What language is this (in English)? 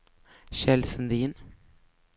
Swedish